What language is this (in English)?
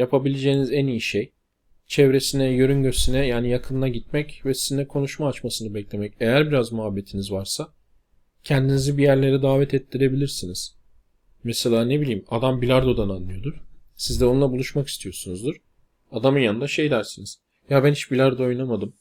Turkish